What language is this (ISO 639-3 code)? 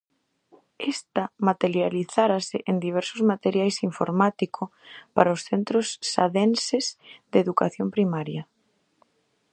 glg